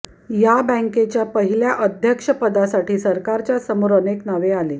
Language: Marathi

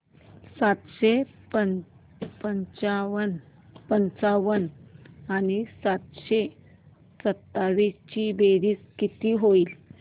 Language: Marathi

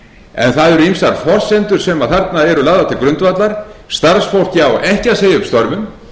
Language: Icelandic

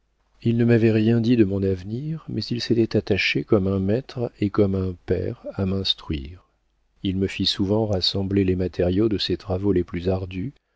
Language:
French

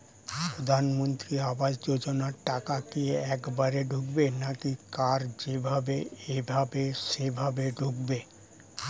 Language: Bangla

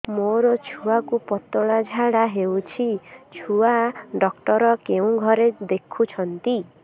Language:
Odia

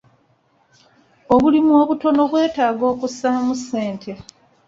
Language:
Ganda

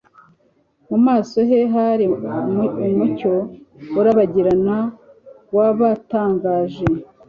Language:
Kinyarwanda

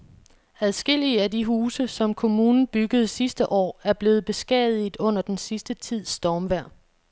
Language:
Danish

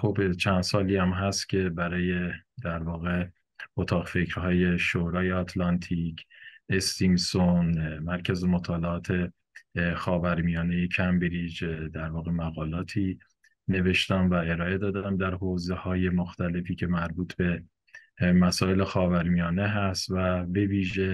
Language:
Persian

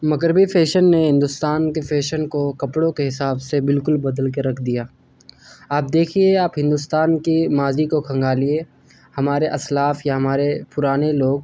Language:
Urdu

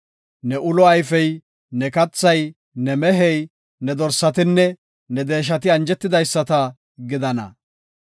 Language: Gofa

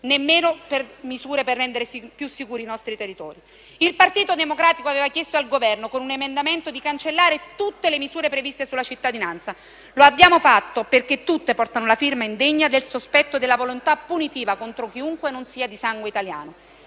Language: Italian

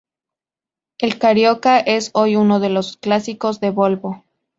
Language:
Spanish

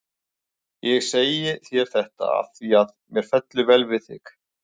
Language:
Icelandic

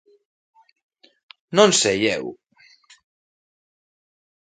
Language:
Galician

